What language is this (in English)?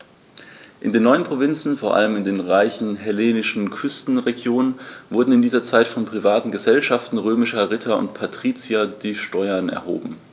German